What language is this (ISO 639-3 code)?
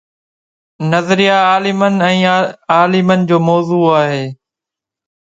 snd